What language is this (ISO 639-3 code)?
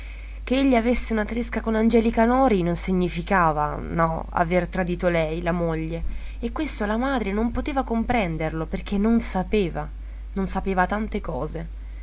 ita